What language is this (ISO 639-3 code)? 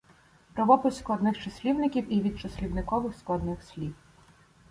ukr